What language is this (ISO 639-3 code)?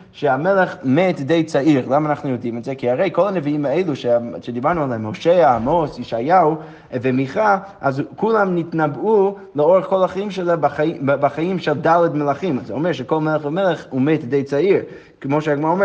heb